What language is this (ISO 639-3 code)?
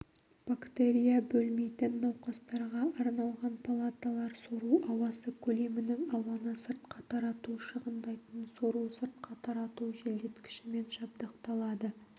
kaz